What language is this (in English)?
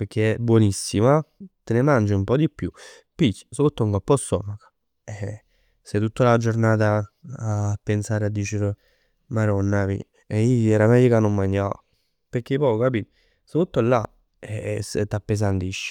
Neapolitan